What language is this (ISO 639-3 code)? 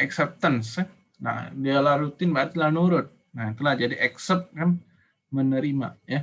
ind